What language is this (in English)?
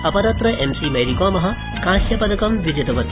Sanskrit